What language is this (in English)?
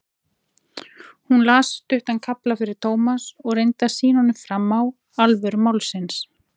Icelandic